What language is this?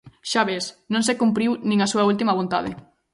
Galician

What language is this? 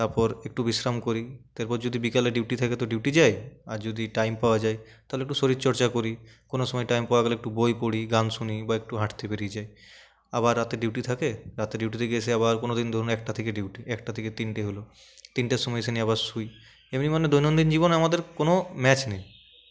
Bangla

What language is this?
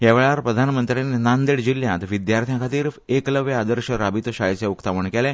Konkani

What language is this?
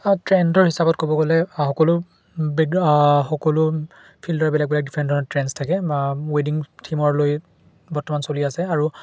Assamese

